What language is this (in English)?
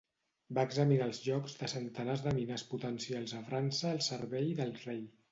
Catalan